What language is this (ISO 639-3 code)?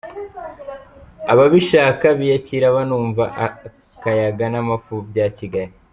kin